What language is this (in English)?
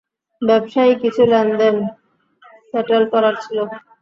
Bangla